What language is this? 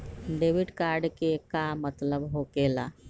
Magahi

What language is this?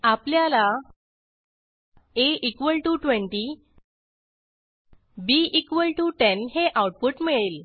Marathi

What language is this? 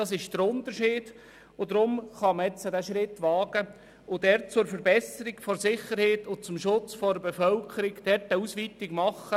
Swiss German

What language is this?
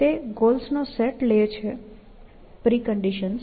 Gujarati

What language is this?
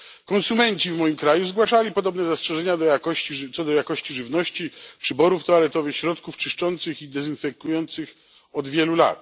Polish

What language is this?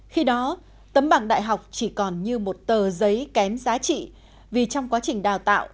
Vietnamese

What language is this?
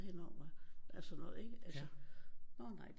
Danish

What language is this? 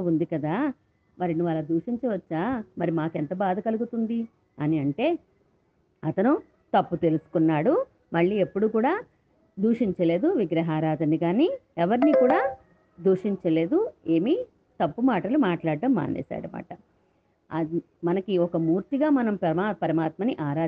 Telugu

